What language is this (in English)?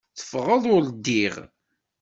Kabyle